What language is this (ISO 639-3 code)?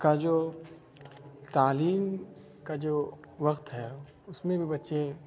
urd